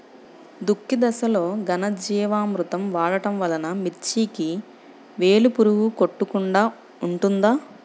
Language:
Telugu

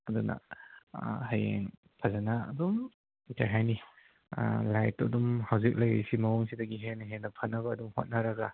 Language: Manipuri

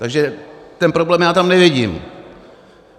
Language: Czech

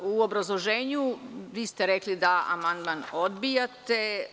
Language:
Serbian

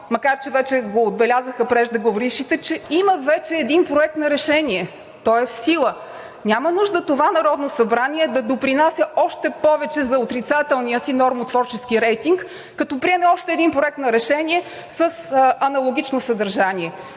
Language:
Bulgarian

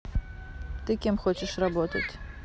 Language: Russian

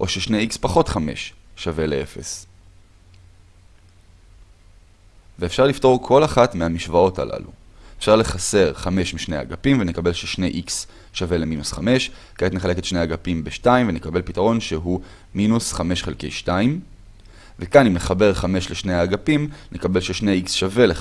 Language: Hebrew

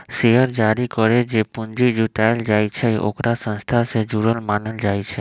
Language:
Magahi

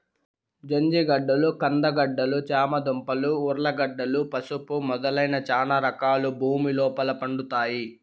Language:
Telugu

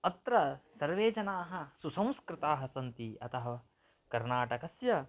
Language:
Sanskrit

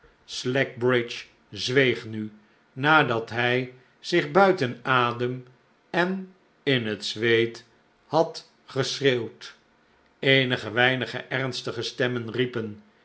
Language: Dutch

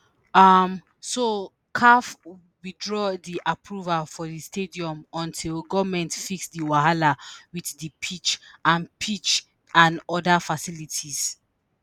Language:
Nigerian Pidgin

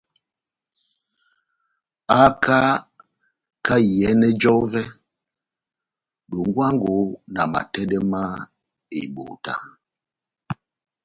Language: Batanga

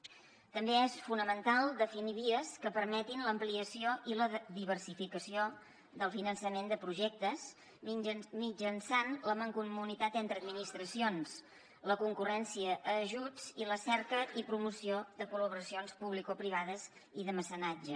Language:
Catalan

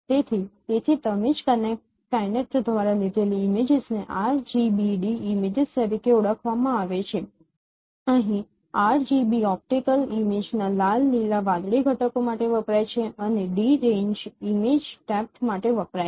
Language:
Gujarati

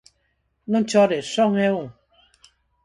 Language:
Galician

